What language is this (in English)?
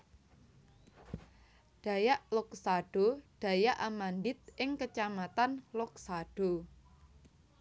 Javanese